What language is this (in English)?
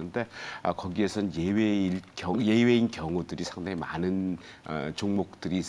Korean